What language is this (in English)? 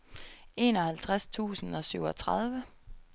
Danish